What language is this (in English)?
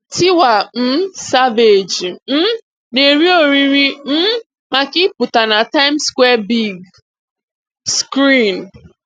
Igbo